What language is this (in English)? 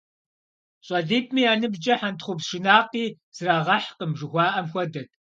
Kabardian